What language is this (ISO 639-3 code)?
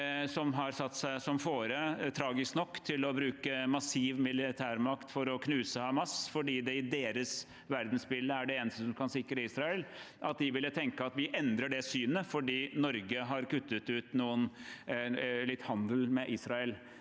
nor